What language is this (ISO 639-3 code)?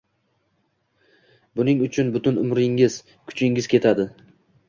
uzb